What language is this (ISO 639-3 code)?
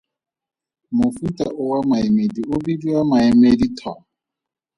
tsn